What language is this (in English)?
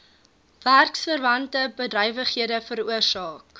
Afrikaans